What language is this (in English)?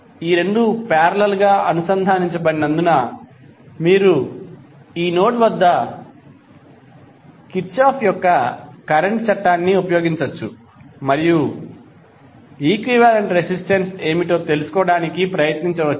Telugu